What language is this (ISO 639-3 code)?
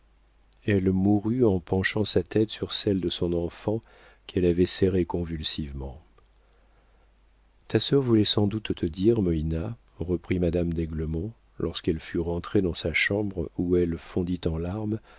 fra